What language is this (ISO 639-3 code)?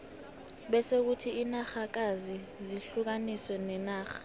nbl